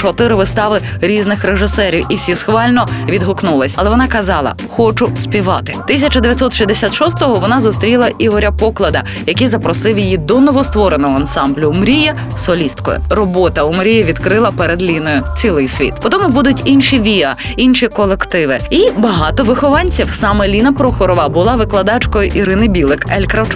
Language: Ukrainian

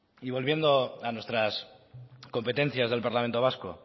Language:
Spanish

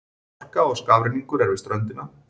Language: Icelandic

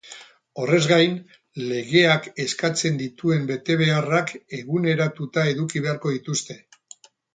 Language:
Basque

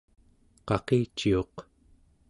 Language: Central Yupik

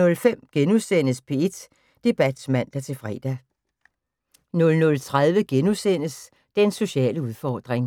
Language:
Danish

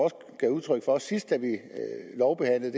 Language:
Danish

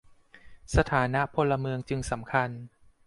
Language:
Thai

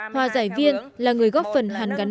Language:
Vietnamese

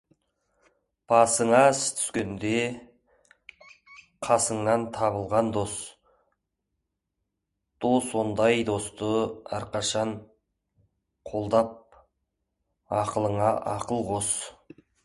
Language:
Kazakh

